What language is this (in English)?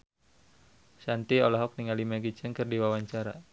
Sundanese